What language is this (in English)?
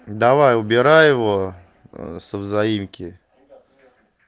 Russian